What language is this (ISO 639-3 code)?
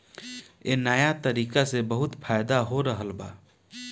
bho